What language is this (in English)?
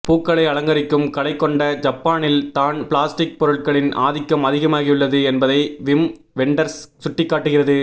Tamil